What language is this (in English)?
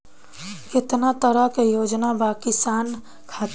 Bhojpuri